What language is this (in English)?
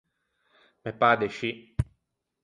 Ligurian